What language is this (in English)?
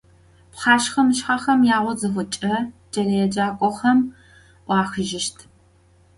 Adyghe